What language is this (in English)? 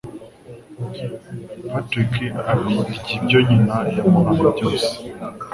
Kinyarwanda